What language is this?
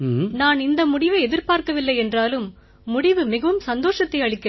Tamil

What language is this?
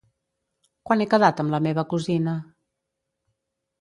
Catalan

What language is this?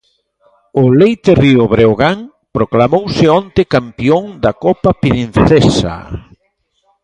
Galician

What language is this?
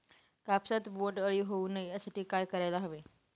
Marathi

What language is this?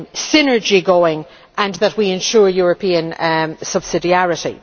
English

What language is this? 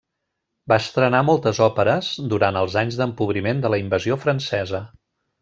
Catalan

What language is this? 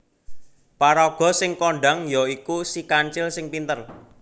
Javanese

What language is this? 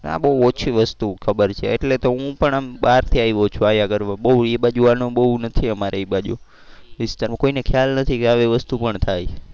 Gujarati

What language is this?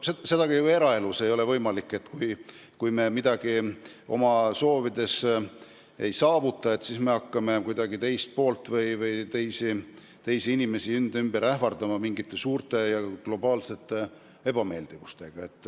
Estonian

